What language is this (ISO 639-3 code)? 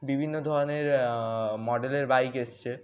ben